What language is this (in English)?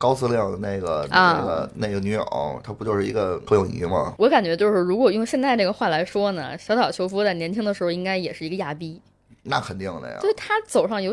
Chinese